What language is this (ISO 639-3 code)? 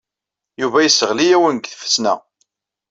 kab